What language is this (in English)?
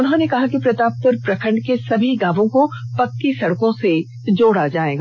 Hindi